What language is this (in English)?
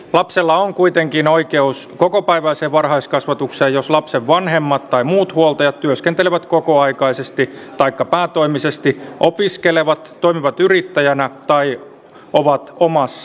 Finnish